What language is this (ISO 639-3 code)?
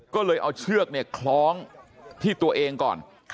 tha